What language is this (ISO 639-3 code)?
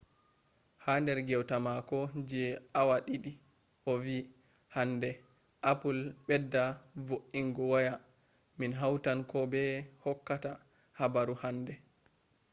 ful